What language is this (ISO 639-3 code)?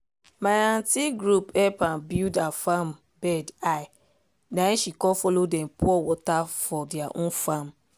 pcm